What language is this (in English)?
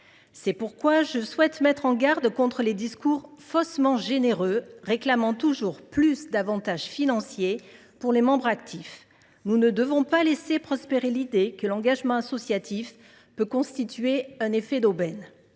French